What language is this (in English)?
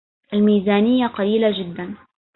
Arabic